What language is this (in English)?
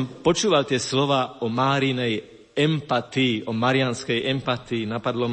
Slovak